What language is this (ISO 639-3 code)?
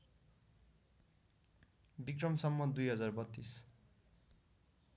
nep